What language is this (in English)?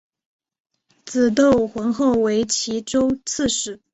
Chinese